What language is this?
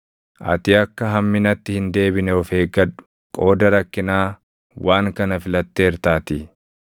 Oromo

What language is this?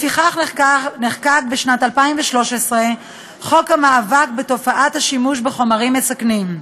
Hebrew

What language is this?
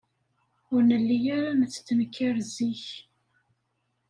Kabyle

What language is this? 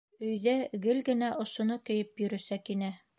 Bashkir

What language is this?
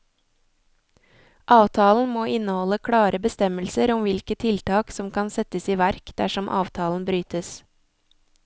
Norwegian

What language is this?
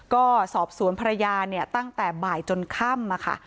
Thai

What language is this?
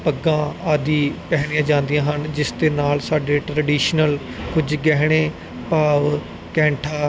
Punjabi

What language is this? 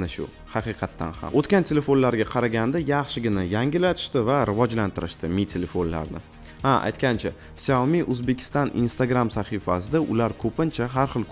Turkish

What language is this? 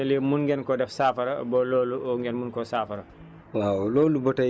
Wolof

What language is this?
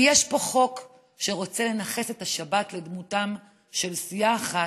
Hebrew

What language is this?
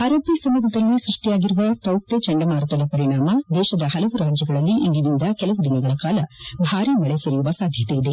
Kannada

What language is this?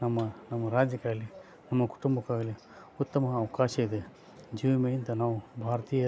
Kannada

